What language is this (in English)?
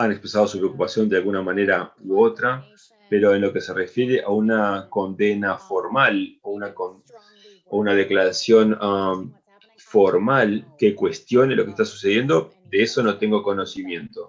Spanish